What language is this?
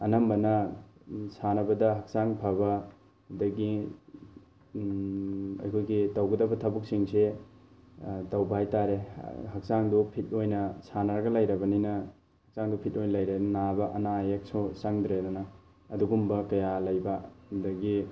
Manipuri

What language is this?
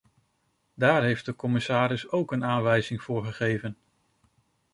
Dutch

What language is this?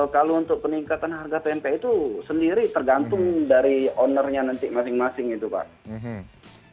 Indonesian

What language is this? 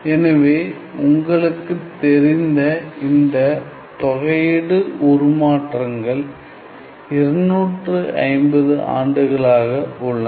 Tamil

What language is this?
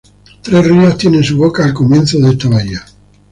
Spanish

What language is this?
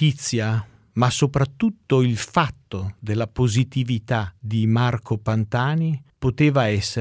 Italian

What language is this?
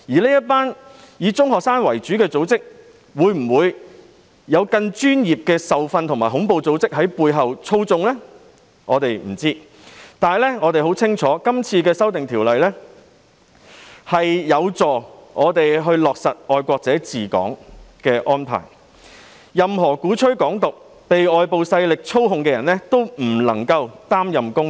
Cantonese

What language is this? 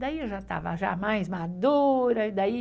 Portuguese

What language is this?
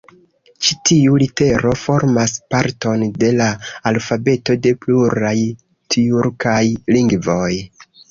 Esperanto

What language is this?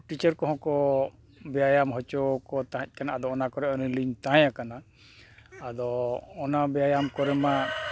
Santali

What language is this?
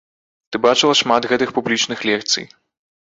Belarusian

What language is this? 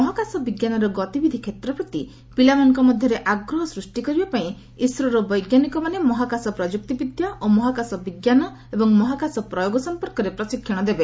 Odia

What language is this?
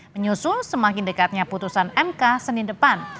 Indonesian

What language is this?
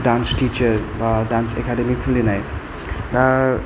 Bodo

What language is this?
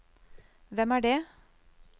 Norwegian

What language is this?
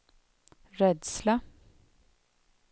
Swedish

